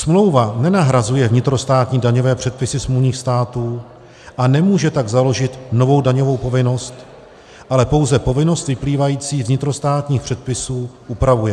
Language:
Czech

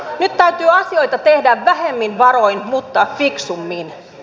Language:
Finnish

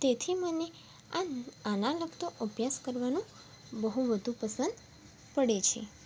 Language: Gujarati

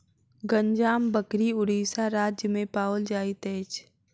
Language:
Maithili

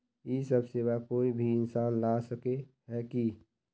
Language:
Magahi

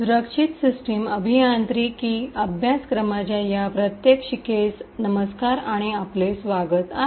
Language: Marathi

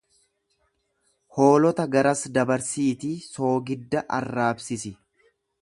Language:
Oromo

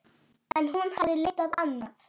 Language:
Icelandic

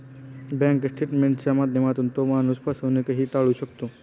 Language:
Marathi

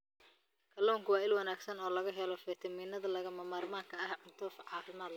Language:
Somali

